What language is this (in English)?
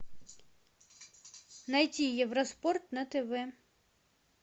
Russian